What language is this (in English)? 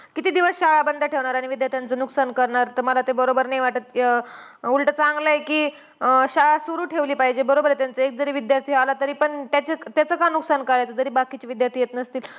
Marathi